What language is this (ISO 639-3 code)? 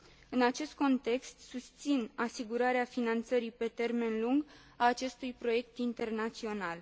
ron